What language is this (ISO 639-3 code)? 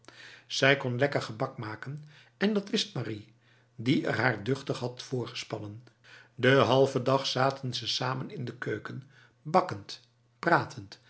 nld